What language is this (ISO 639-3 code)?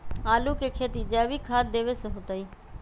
mag